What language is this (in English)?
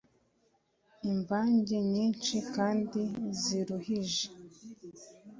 Kinyarwanda